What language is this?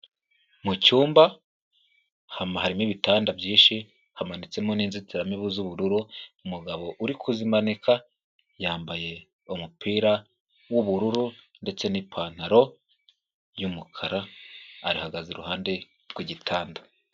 Kinyarwanda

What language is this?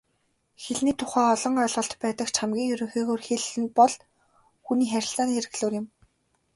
Mongolian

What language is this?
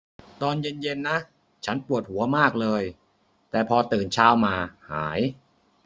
Thai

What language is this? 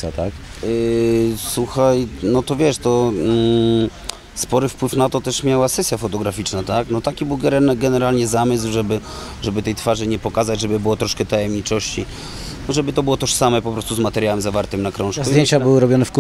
Polish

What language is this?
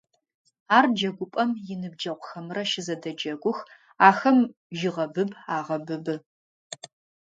Adyghe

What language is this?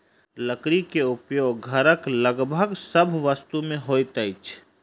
Maithili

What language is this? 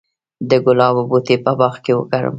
Pashto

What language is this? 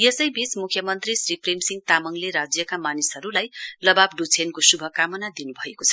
Nepali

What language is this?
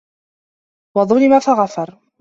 Arabic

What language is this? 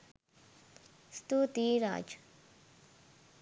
Sinhala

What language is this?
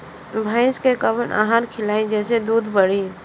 Bhojpuri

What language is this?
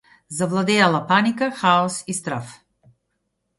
Macedonian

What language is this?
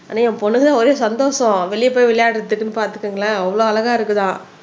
Tamil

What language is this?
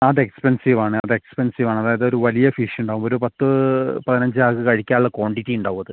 Malayalam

